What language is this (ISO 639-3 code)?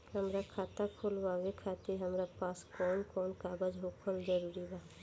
bho